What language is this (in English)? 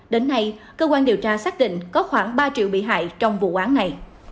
Vietnamese